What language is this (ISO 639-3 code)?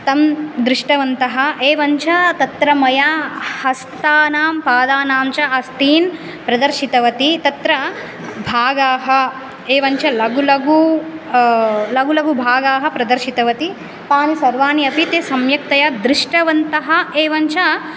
san